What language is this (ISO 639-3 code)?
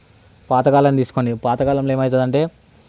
tel